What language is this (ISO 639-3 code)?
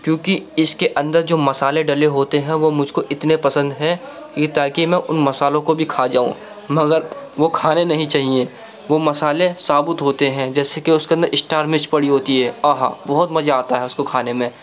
urd